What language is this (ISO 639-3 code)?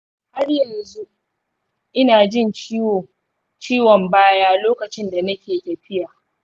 hau